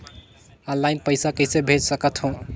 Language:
Chhattisgarhi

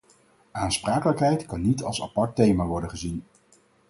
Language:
Dutch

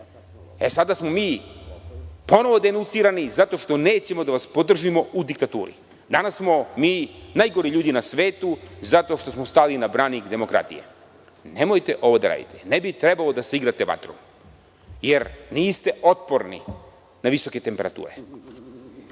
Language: Serbian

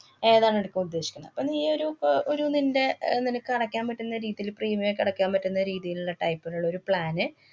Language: Malayalam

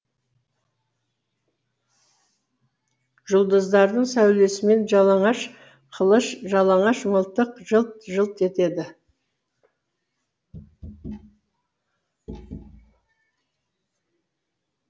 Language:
Kazakh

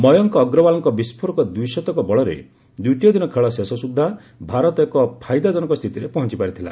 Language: Odia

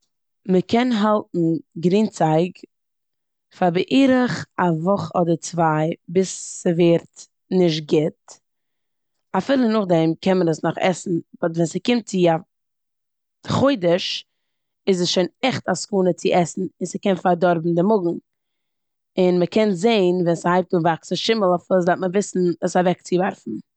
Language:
Yiddish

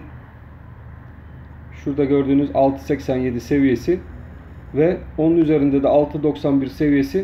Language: Turkish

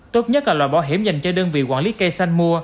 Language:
Vietnamese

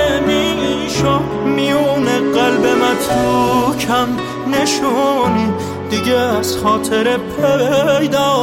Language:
Persian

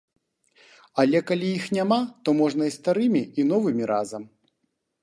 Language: Belarusian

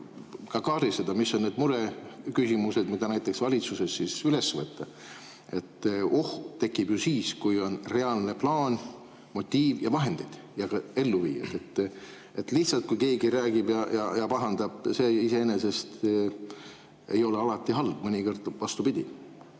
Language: Estonian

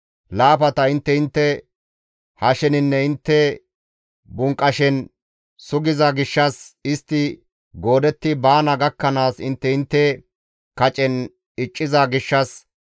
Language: Gamo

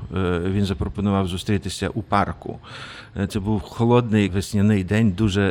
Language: Ukrainian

